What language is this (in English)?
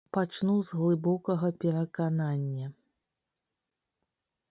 Belarusian